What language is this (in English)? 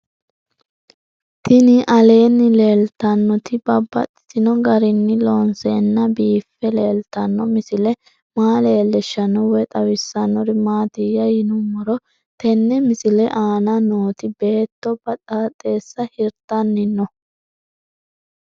Sidamo